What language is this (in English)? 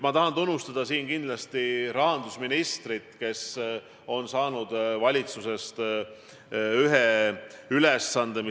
Estonian